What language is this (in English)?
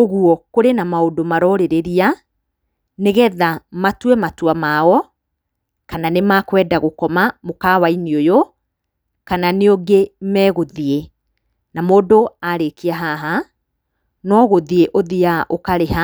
Kikuyu